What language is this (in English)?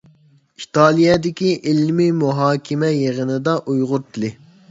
Uyghur